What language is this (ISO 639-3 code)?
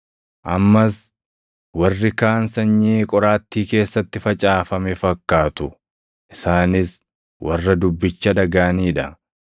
orm